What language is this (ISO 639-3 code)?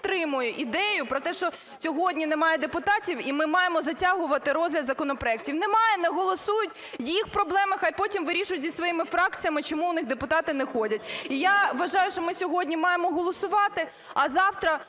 ukr